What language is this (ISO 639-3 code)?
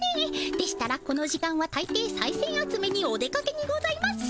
jpn